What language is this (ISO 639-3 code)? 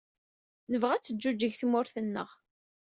kab